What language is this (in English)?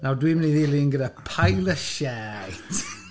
Welsh